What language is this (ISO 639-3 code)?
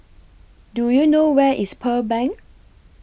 eng